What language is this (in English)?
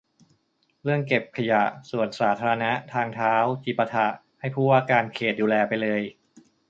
Thai